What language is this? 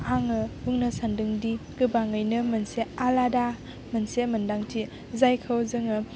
Bodo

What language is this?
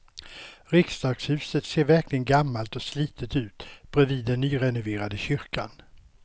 Swedish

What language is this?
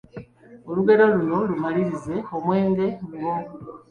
Ganda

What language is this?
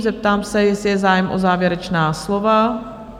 Czech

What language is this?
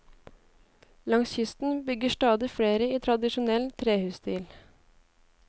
Norwegian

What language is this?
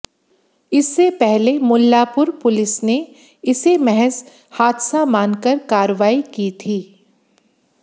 Hindi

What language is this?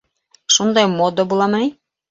Bashkir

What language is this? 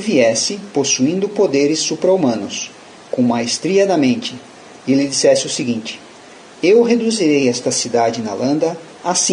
Portuguese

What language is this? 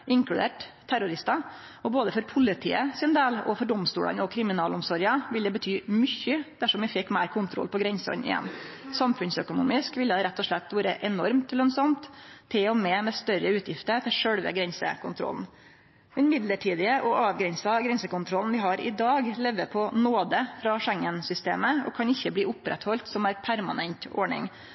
Norwegian Nynorsk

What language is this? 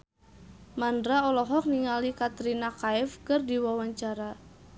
Sundanese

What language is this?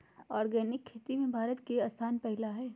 Magahi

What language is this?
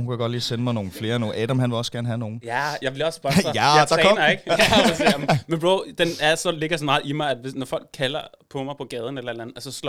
Danish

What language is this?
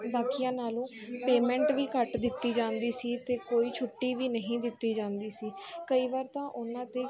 Punjabi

